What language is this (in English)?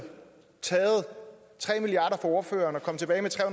Danish